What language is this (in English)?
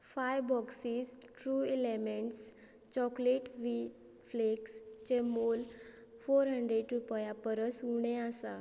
Konkani